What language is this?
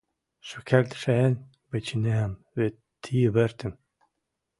Western Mari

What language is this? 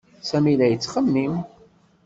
Kabyle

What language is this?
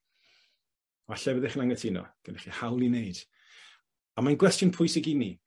Welsh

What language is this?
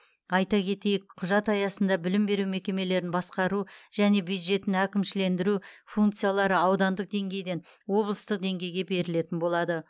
Kazakh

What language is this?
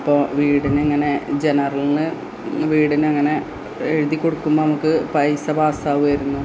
Malayalam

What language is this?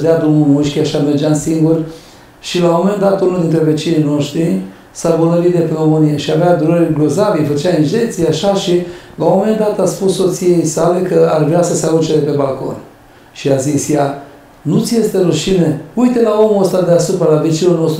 Romanian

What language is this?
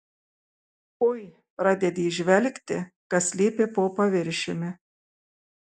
Lithuanian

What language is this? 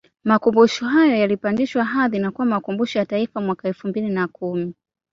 Swahili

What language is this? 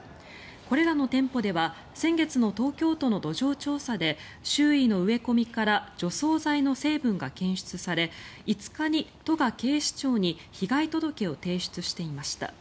Japanese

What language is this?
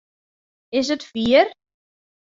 Western Frisian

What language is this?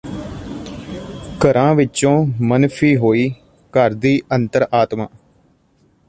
Punjabi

